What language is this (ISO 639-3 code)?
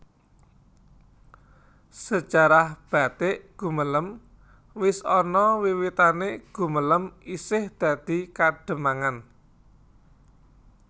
jav